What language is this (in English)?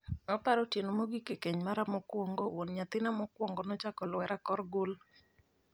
Luo (Kenya and Tanzania)